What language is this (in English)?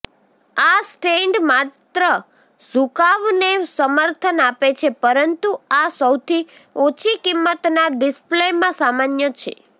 Gujarati